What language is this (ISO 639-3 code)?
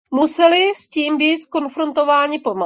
ces